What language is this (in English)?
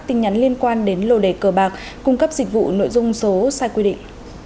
Vietnamese